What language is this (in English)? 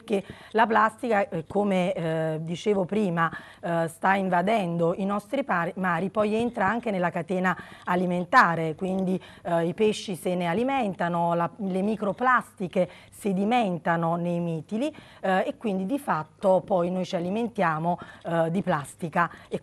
Italian